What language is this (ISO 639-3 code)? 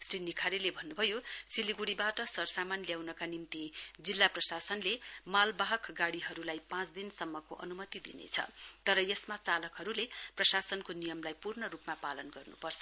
nep